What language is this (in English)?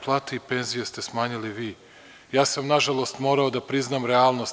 Serbian